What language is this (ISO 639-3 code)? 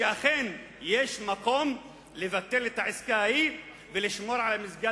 heb